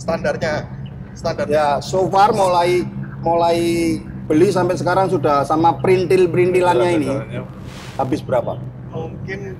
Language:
Indonesian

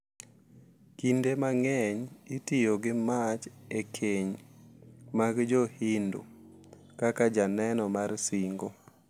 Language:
Luo (Kenya and Tanzania)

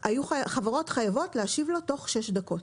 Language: Hebrew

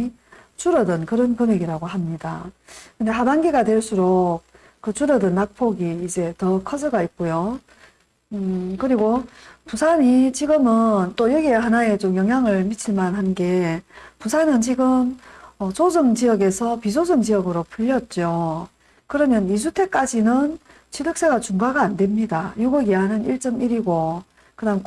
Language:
Korean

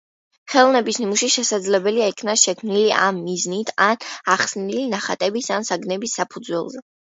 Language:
Georgian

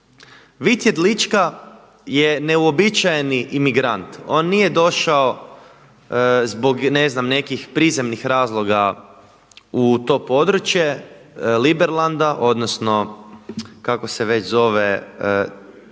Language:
Croatian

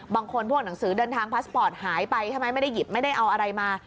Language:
Thai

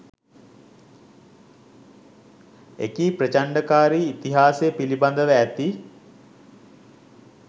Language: Sinhala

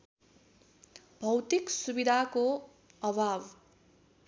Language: Nepali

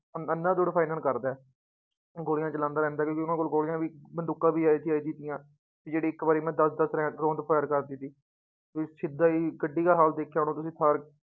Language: Punjabi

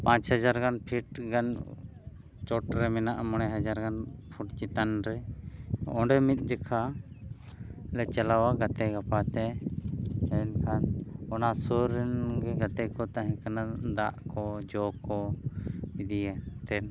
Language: Santali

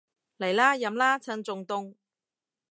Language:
Cantonese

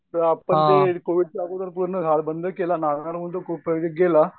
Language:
Marathi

